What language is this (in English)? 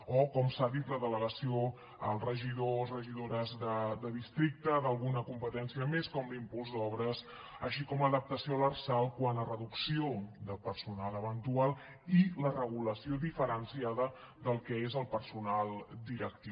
Catalan